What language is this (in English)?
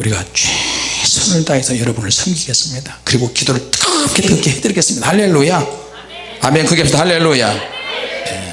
Korean